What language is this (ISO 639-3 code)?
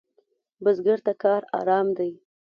pus